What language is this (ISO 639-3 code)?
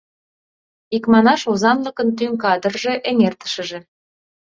chm